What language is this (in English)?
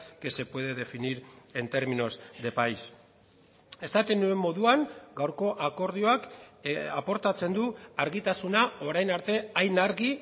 Basque